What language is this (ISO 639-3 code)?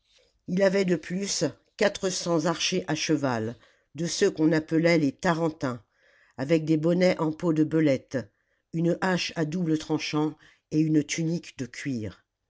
fra